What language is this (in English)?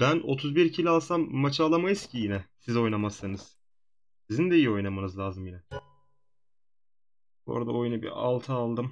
Turkish